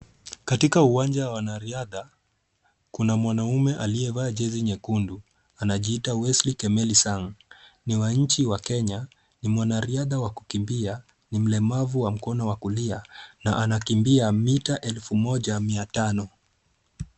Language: Swahili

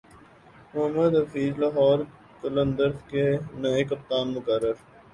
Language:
Urdu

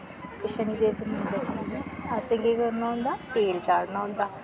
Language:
Dogri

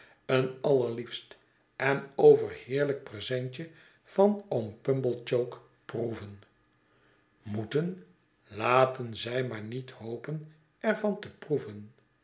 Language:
Dutch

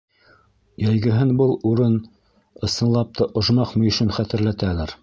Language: Bashkir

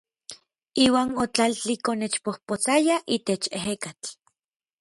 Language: Orizaba Nahuatl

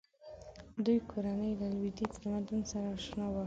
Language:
Pashto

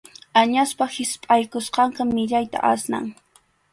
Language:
Arequipa-La Unión Quechua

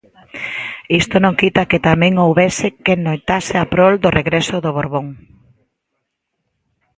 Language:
Galician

